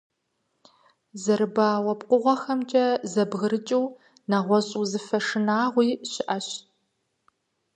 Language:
Kabardian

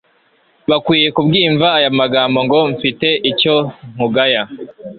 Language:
Kinyarwanda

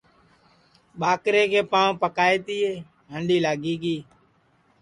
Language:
Sansi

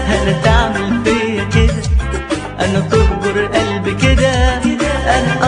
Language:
Arabic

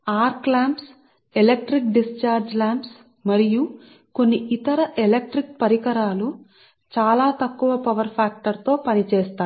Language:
Telugu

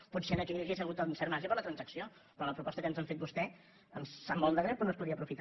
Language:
Catalan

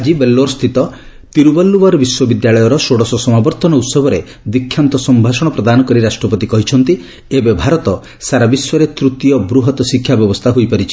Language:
Odia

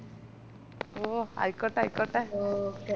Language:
Malayalam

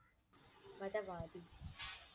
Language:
Tamil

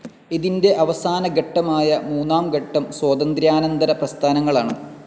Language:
Malayalam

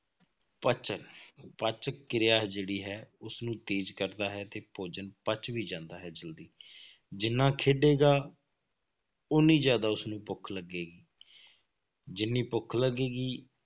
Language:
Punjabi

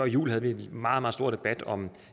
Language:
Danish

